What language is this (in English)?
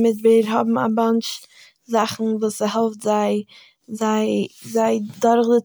Yiddish